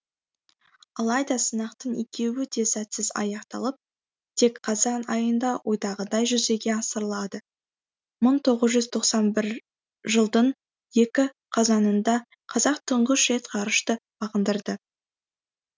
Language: Kazakh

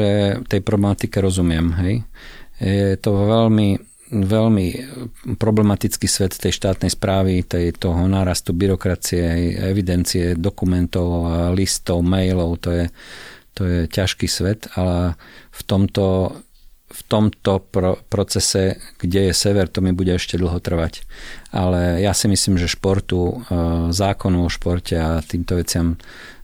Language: Slovak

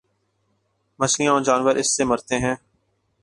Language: Urdu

